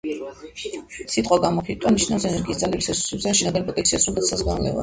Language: Georgian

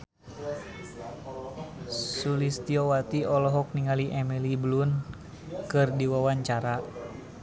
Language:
Sundanese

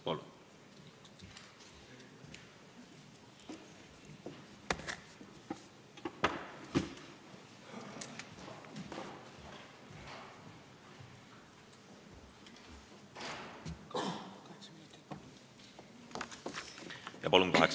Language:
Estonian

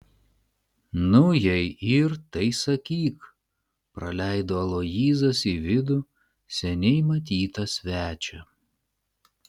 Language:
Lithuanian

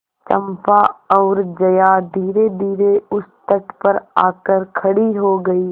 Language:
Hindi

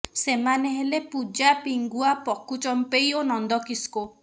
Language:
Odia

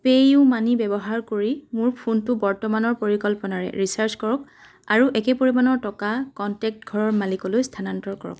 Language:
Assamese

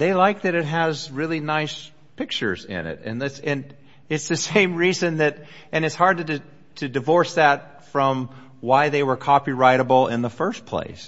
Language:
English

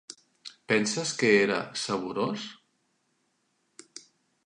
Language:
Catalan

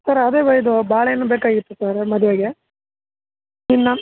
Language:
Kannada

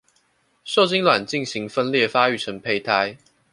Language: Chinese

